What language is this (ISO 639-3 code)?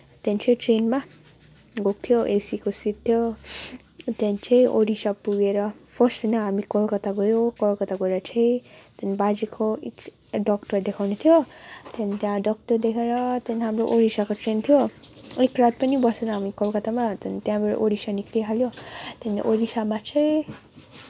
nep